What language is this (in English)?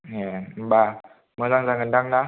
Bodo